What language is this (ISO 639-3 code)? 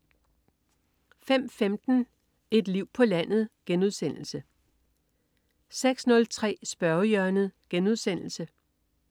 dan